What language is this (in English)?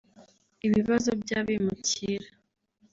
Kinyarwanda